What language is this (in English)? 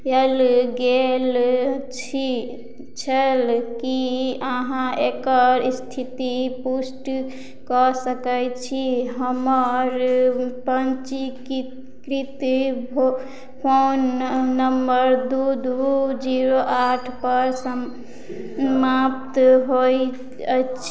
Maithili